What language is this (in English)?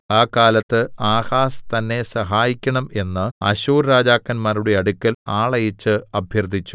Malayalam